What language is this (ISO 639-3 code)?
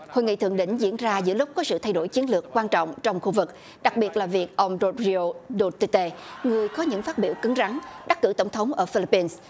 vie